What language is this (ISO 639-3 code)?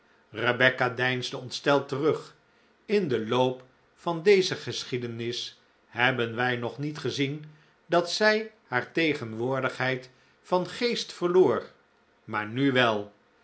nld